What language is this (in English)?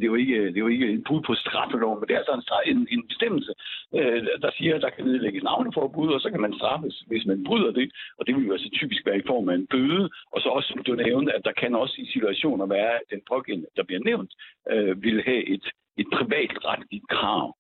Danish